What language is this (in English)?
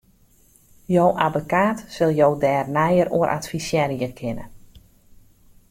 Western Frisian